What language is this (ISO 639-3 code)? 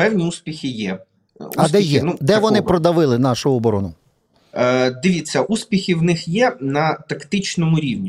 ukr